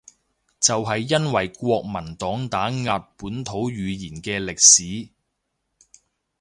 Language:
Cantonese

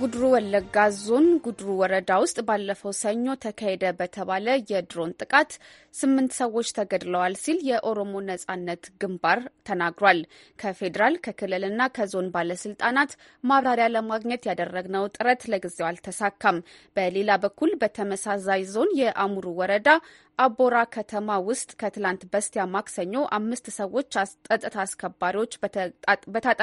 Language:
Amharic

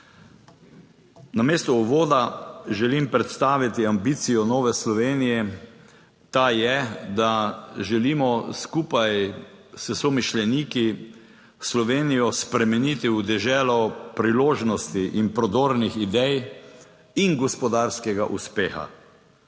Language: Slovenian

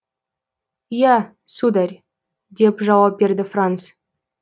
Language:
Kazakh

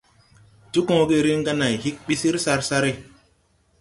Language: Tupuri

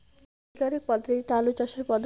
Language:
Bangla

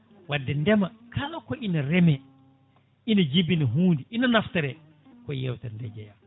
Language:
Fula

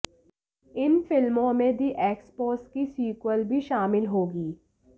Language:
Hindi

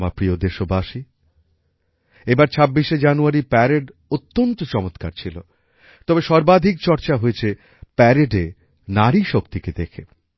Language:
Bangla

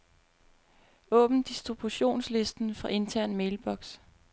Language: Danish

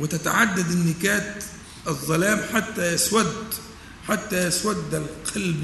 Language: Arabic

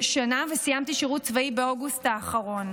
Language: Hebrew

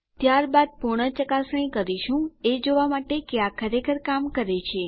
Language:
Gujarati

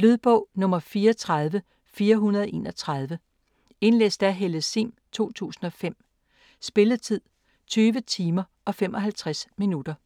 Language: Danish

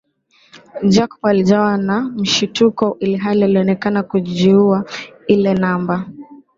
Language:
Swahili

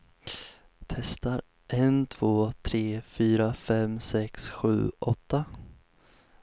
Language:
Swedish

